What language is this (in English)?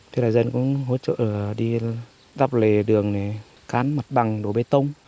Vietnamese